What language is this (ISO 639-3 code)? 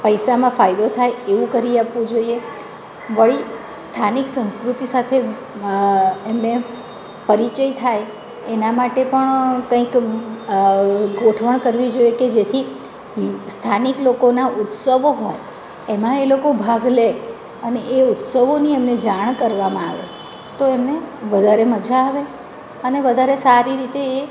guj